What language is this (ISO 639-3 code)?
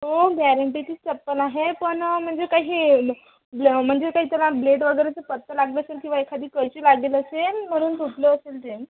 mar